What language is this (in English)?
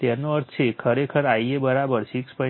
Gujarati